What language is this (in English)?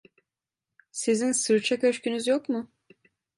Turkish